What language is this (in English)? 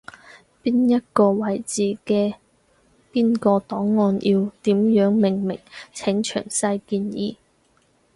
Cantonese